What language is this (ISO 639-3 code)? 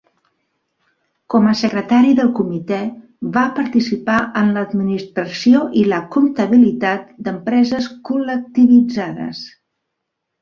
cat